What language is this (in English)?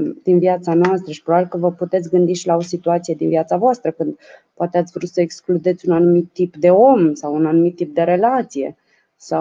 Romanian